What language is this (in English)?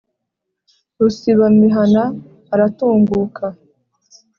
Kinyarwanda